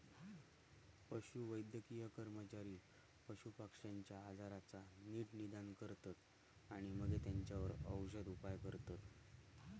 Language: Marathi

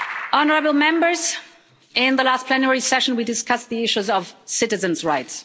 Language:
English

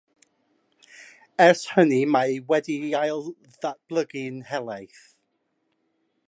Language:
Welsh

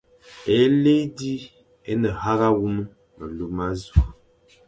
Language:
Fang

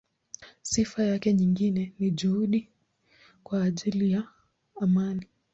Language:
Swahili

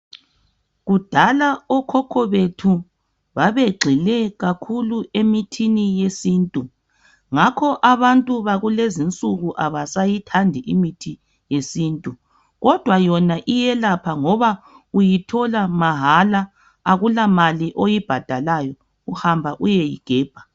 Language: North Ndebele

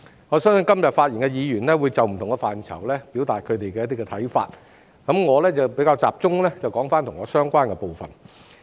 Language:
Cantonese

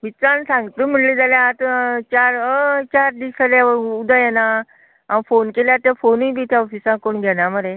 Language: Konkani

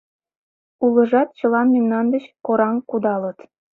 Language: Mari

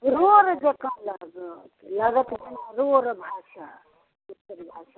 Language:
Maithili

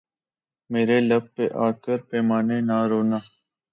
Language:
Urdu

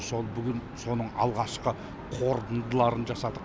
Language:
Kazakh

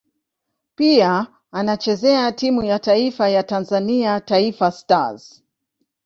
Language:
Swahili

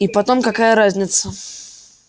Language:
Russian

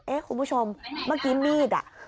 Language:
Thai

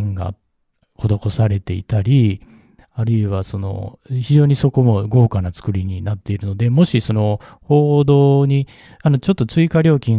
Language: Japanese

